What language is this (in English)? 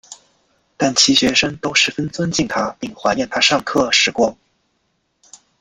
Chinese